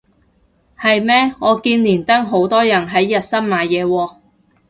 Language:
Cantonese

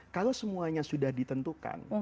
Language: Indonesian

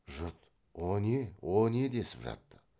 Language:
Kazakh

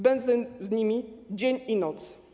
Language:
Polish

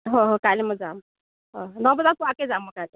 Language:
Assamese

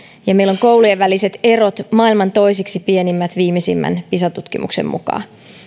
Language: Finnish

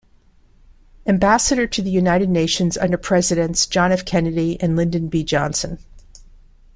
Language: English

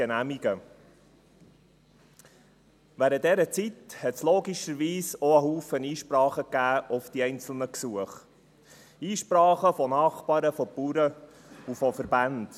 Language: Swiss German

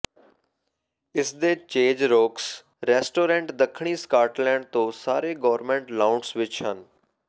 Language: Punjabi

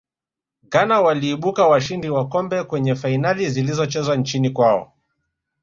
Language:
Swahili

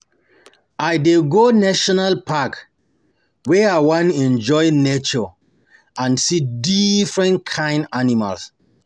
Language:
Nigerian Pidgin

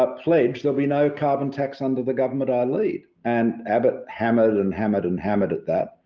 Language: English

